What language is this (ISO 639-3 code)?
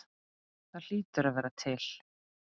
isl